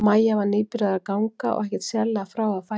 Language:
Icelandic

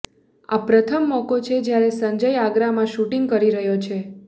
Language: Gujarati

